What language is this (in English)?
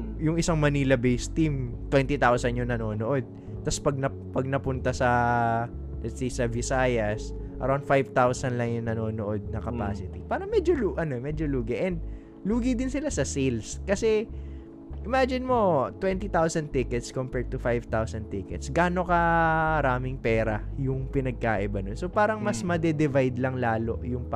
Filipino